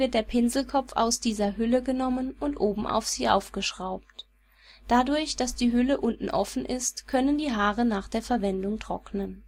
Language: German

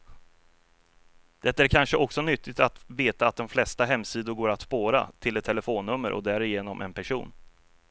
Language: Swedish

